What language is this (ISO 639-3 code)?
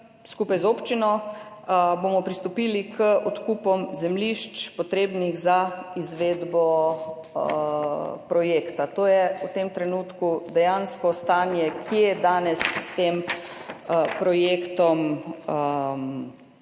slv